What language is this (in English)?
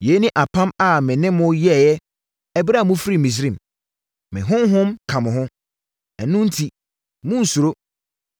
Akan